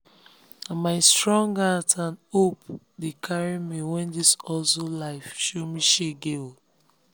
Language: Nigerian Pidgin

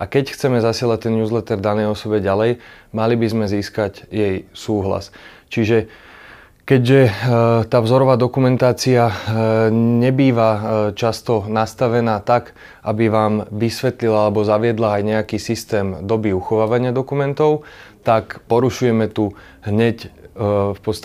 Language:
Slovak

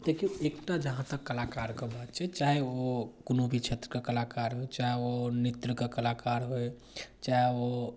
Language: Maithili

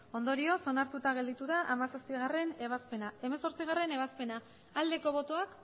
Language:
Basque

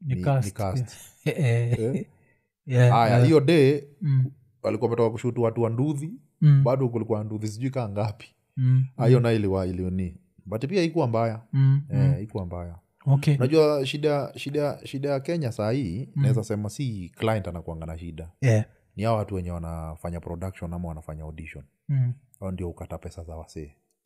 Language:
Swahili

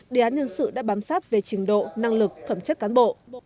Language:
Vietnamese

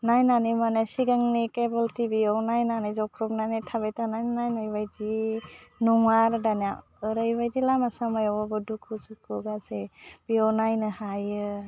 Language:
Bodo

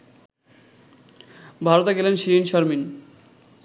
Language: Bangla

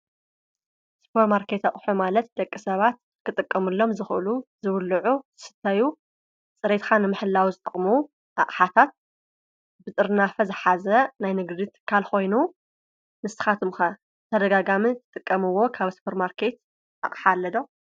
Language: Tigrinya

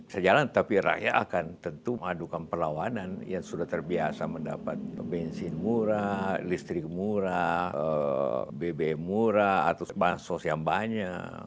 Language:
Indonesian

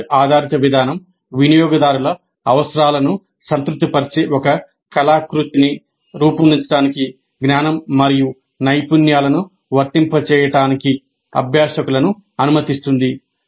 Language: Telugu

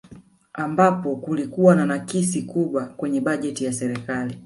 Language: Swahili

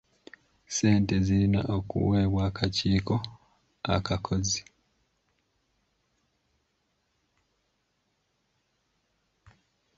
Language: Ganda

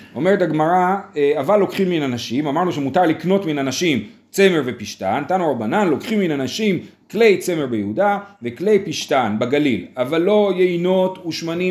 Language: Hebrew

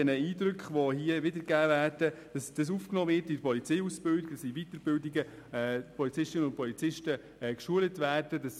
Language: Swiss German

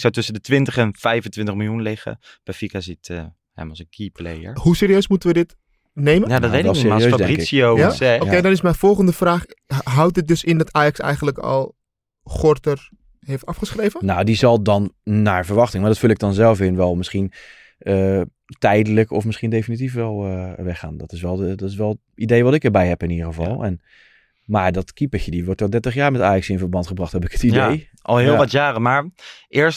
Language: Dutch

